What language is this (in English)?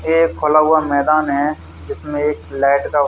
Hindi